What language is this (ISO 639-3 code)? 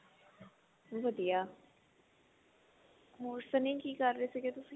pan